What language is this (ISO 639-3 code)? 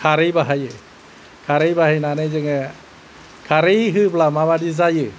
brx